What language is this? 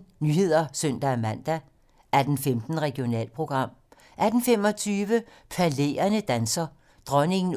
Danish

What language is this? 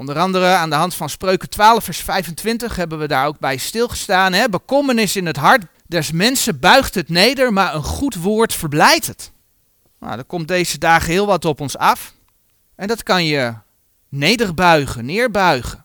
Dutch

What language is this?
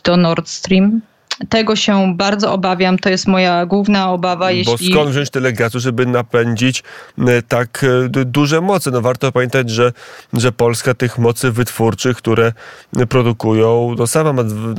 Polish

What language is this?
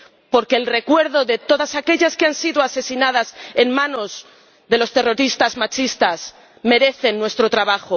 Spanish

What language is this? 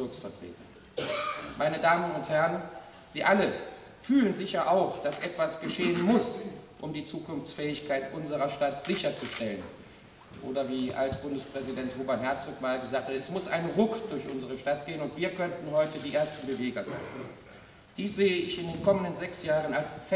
German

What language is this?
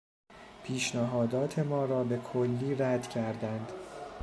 Persian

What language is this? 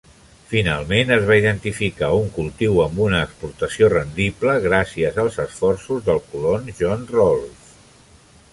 Catalan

